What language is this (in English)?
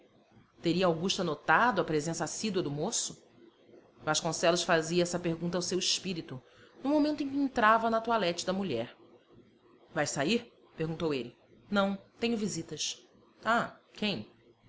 Portuguese